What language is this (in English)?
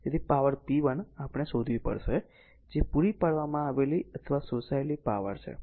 Gujarati